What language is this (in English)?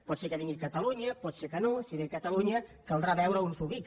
Catalan